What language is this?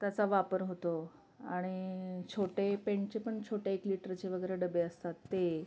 Marathi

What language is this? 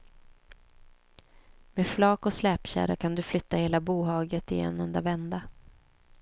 Swedish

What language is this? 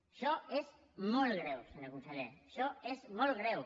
Catalan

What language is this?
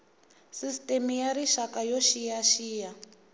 Tsonga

